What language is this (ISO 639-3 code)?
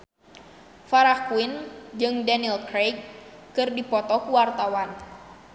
sun